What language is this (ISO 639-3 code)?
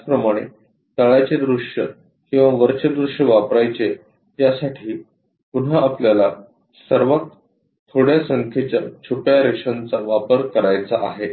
mar